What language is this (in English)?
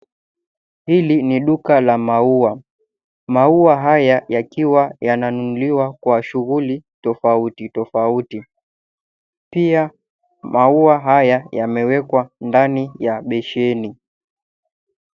Swahili